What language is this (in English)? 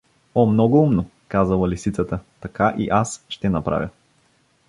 Bulgarian